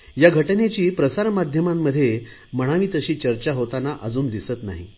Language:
Marathi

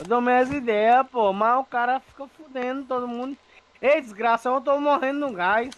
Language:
Portuguese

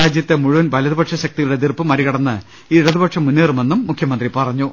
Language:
Malayalam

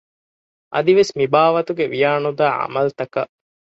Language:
Divehi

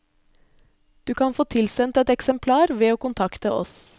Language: Norwegian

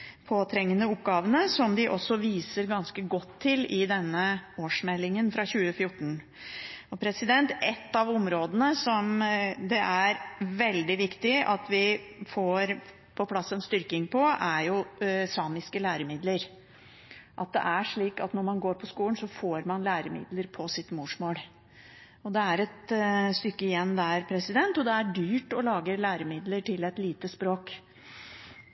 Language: Norwegian Bokmål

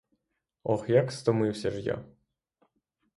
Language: Ukrainian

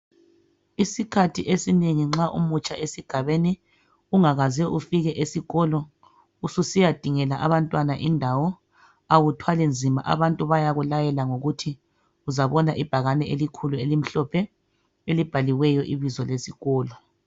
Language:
North Ndebele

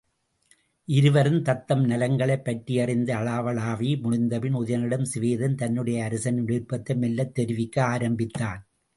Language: Tamil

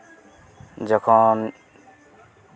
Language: Santali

